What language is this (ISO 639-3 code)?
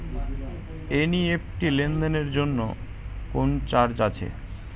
ben